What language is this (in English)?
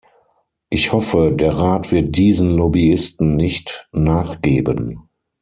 German